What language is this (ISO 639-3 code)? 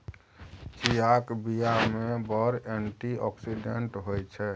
mai